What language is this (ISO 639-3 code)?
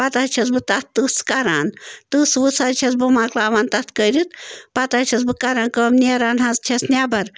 kas